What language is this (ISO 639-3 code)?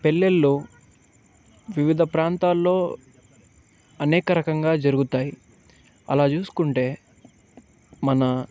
tel